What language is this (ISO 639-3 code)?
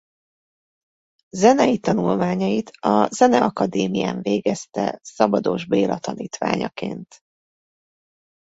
hun